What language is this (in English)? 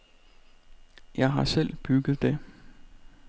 Danish